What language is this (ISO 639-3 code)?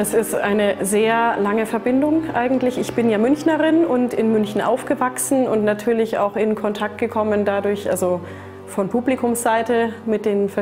deu